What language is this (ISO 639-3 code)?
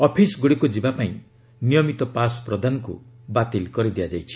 ori